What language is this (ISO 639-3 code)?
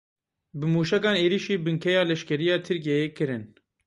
kur